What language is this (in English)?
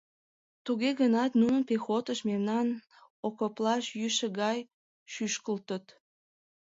Mari